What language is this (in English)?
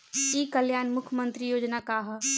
Bhojpuri